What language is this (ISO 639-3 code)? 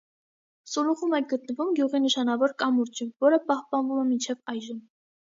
hye